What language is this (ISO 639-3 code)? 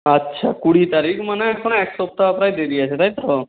ben